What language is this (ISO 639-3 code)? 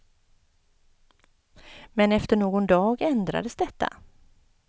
swe